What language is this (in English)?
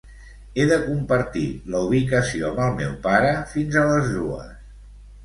Catalan